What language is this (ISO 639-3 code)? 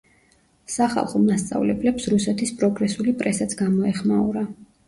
kat